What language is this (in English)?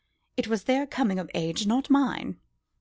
English